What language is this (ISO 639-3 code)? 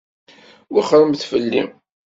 kab